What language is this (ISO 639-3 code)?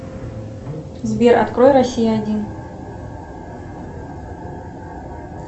rus